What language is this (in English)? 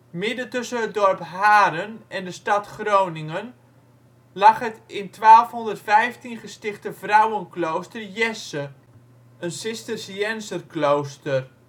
Dutch